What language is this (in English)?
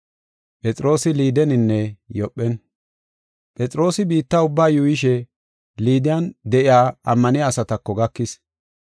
Gofa